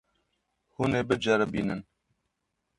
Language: Kurdish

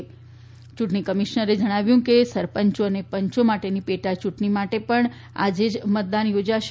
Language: Gujarati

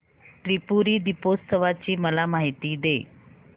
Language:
Marathi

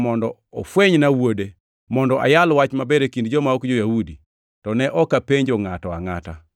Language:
Luo (Kenya and Tanzania)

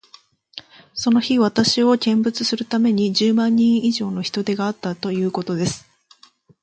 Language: Japanese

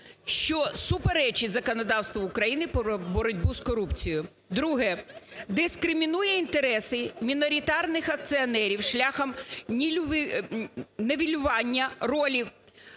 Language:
Ukrainian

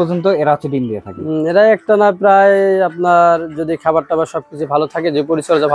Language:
Turkish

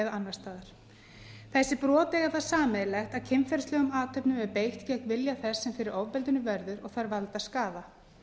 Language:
Icelandic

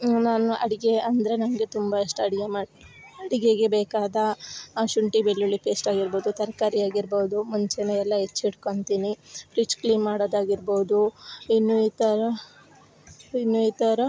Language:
Kannada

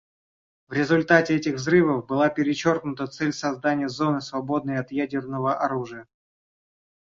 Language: Russian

